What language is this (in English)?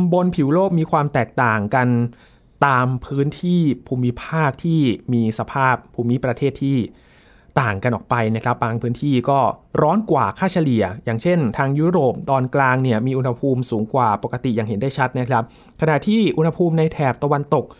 Thai